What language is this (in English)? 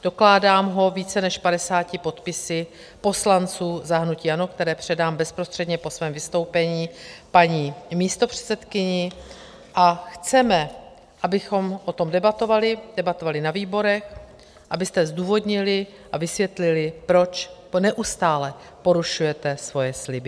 Czech